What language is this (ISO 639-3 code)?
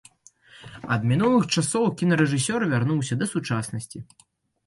bel